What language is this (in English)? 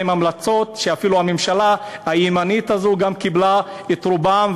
Hebrew